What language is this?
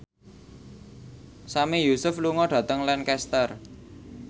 Javanese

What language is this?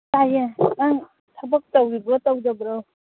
Manipuri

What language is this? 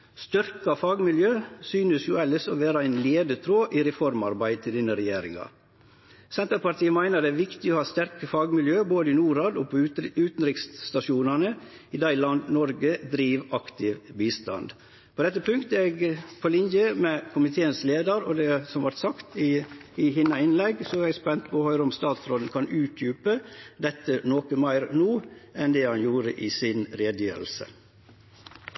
Norwegian Nynorsk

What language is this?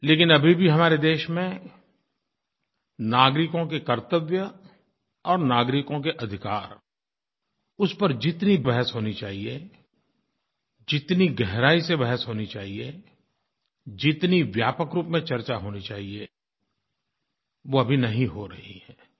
Hindi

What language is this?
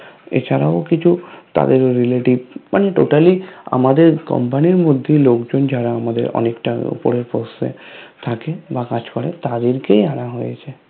Bangla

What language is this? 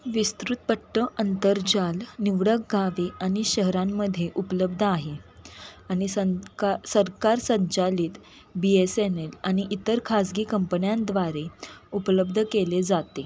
Marathi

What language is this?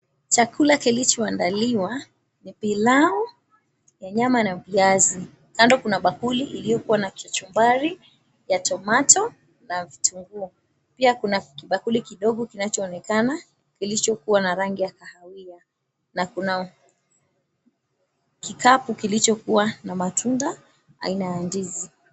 Swahili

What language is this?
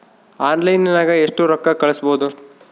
Kannada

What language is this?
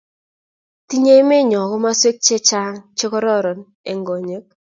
Kalenjin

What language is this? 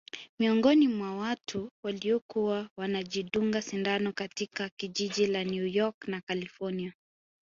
Swahili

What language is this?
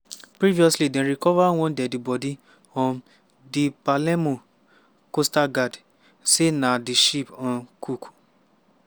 Nigerian Pidgin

